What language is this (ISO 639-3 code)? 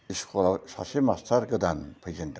brx